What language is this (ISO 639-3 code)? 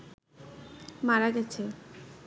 ben